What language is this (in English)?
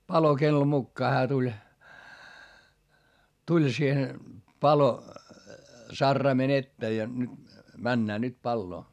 Finnish